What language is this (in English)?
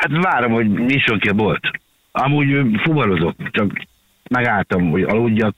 Hungarian